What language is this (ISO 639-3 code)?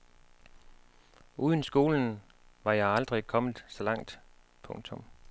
dan